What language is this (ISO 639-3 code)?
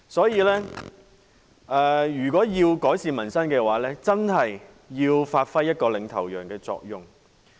yue